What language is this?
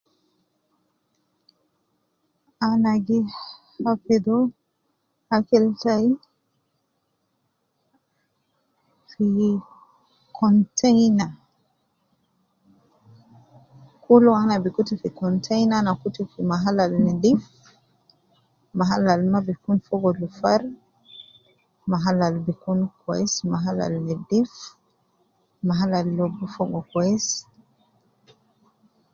Nubi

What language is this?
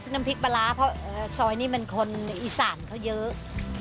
Thai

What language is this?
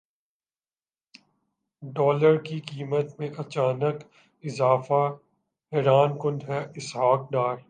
Urdu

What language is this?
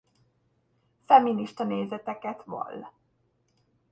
Hungarian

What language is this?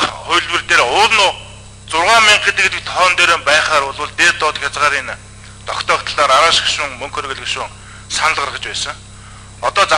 Korean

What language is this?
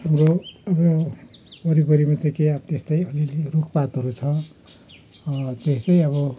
Nepali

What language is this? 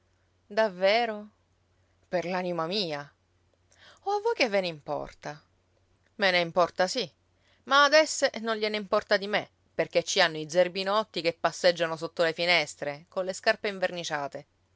Italian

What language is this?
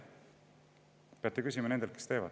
Estonian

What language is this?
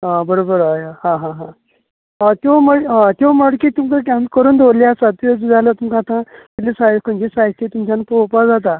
Konkani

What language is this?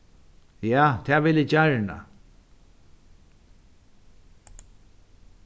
Faroese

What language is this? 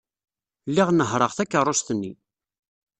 Kabyle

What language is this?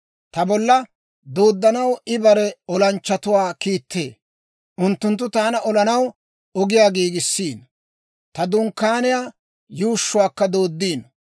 Dawro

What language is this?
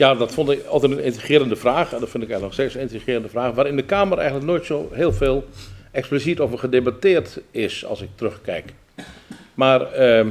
Dutch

